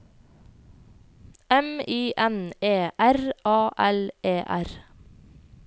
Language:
Norwegian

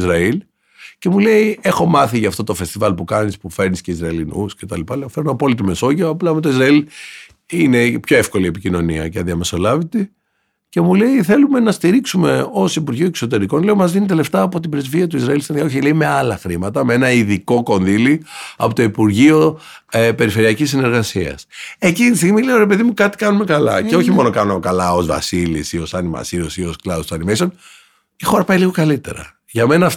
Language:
Greek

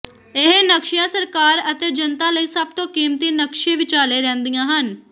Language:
Punjabi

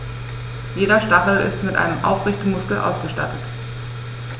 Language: German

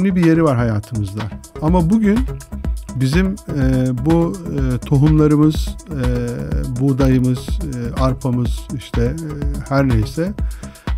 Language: Turkish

